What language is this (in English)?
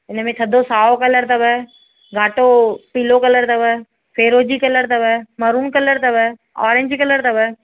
Sindhi